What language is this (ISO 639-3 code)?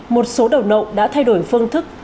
vie